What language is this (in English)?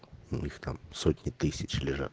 Russian